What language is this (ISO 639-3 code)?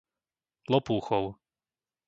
slk